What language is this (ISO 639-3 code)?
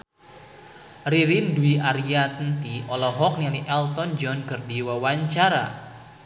sun